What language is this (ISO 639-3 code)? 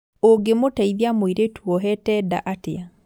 kik